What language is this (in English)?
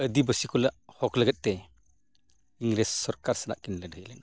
Santali